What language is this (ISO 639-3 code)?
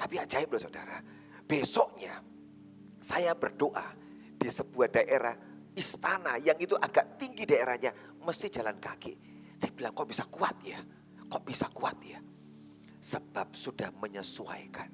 ind